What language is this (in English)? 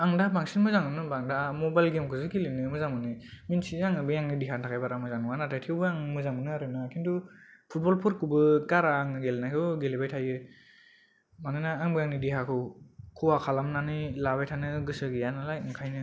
Bodo